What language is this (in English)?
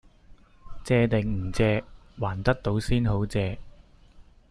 Cantonese